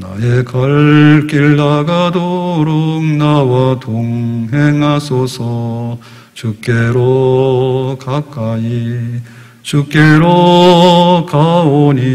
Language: Korean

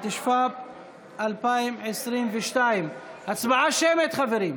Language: Hebrew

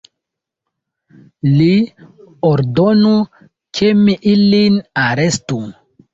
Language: Esperanto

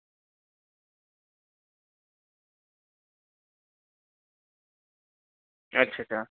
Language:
Dogri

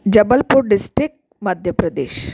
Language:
Sindhi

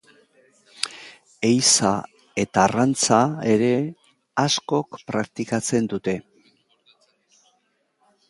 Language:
Basque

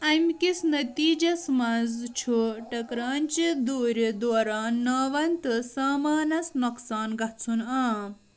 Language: Kashmiri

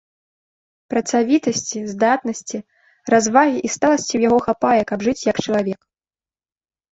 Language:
Belarusian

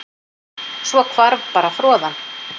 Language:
Icelandic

